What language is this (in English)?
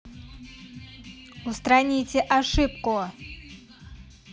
Russian